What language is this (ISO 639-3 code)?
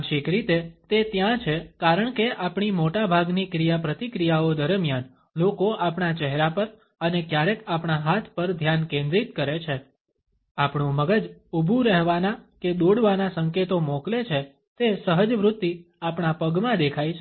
guj